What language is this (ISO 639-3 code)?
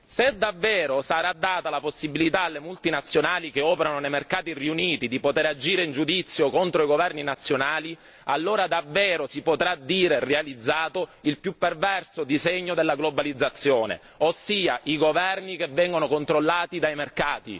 ita